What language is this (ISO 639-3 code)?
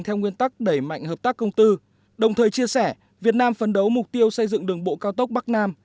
vie